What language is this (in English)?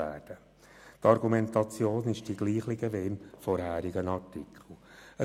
Swiss German